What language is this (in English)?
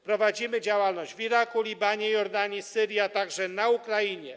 Polish